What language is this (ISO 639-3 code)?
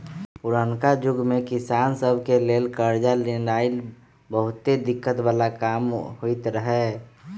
mag